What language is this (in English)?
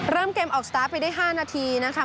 Thai